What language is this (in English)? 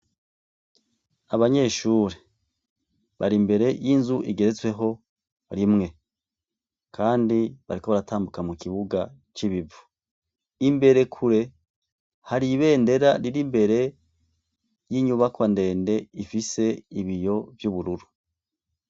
Rundi